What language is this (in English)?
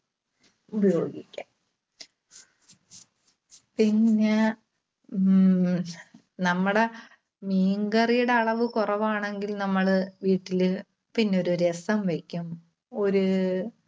Malayalam